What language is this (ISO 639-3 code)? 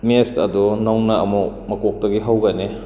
mni